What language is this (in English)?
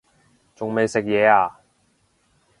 Cantonese